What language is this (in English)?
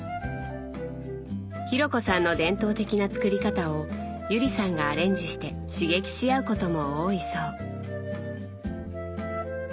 Japanese